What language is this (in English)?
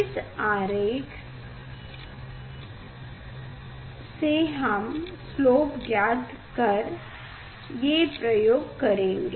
Hindi